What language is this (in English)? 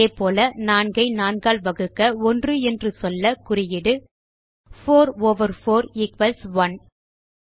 Tamil